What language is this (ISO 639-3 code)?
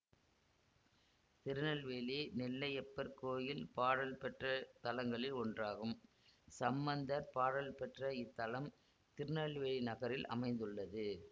tam